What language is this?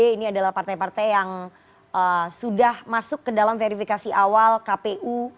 Indonesian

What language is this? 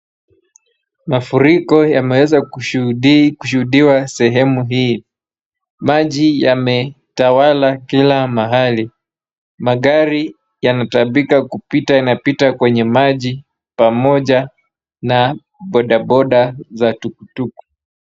Swahili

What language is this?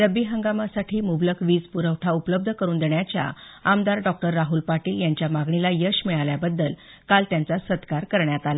Marathi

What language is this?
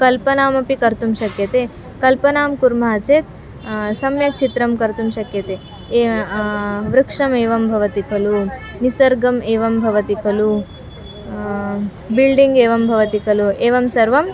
Sanskrit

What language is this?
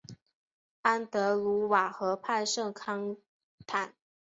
Chinese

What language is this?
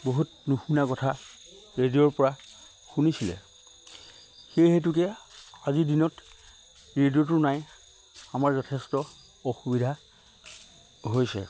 Assamese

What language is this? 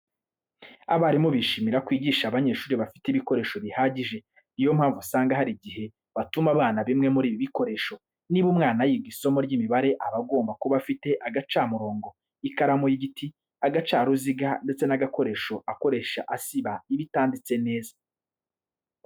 Kinyarwanda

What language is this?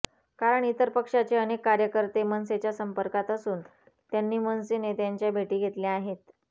Marathi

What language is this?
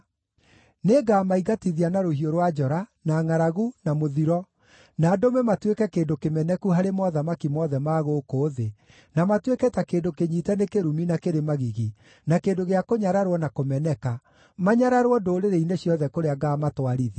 Kikuyu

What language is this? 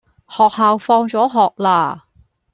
Cantonese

